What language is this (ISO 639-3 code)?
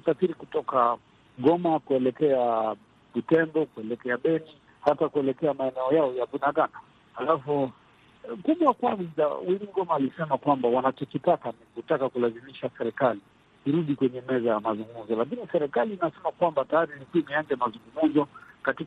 swa